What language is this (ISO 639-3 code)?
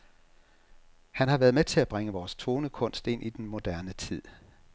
dan